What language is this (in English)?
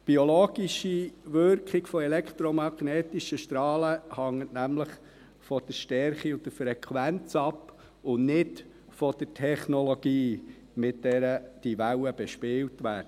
Swiss German